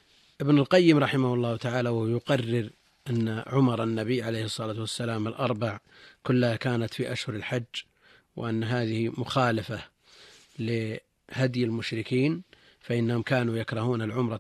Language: Arabic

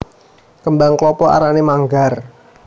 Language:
Javanese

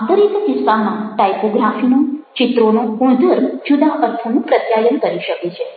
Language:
Gujarati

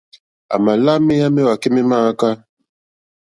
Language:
Mokpwe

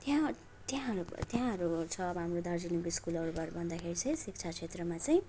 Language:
Nepali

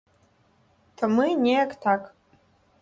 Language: Belarusian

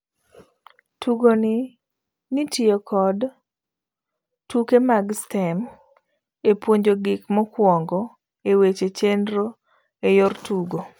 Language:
Luo (Kenya and Tanzania)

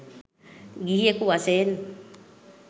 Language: Sinhala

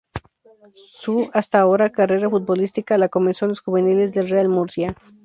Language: Spanish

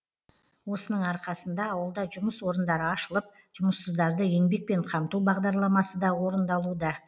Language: Kazakh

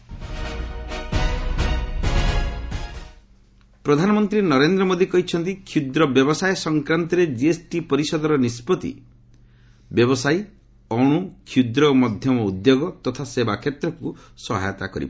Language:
Odia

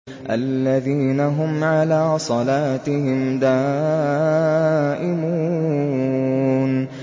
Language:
Arabic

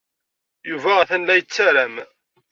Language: Kabyle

